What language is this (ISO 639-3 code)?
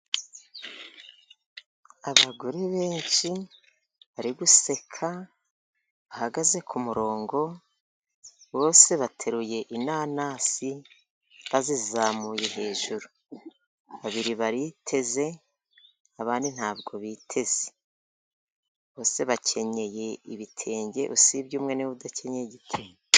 kin